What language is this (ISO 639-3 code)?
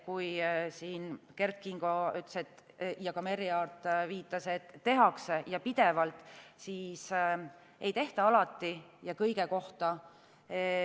est